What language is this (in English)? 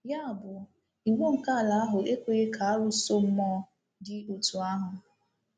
Igbo